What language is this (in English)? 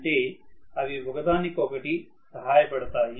Telugu